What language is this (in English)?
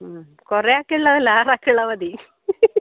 Malayalam